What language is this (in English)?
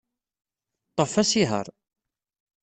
Kabyle